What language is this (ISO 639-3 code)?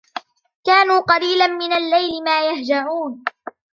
ara